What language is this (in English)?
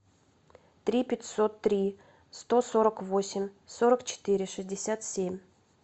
Russian